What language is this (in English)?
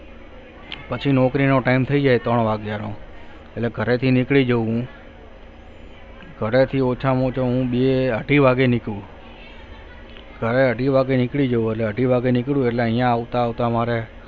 Gujarati